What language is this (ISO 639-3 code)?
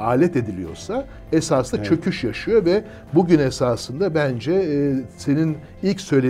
tur